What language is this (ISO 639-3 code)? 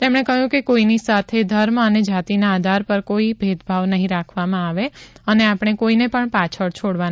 guj